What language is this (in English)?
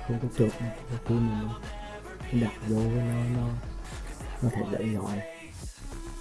Vietnamese